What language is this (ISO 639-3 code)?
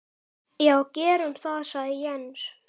isl